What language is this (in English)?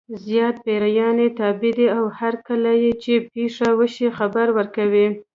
Pashto